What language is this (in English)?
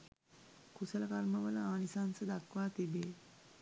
Sinhala